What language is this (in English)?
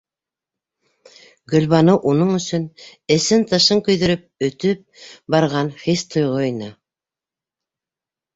Bashkir